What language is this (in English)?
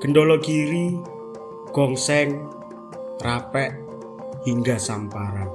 Indonesian